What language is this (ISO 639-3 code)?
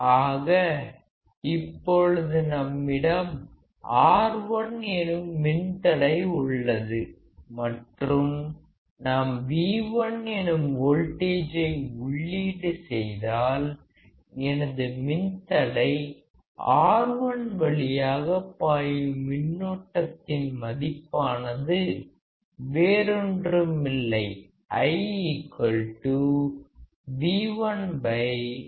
tam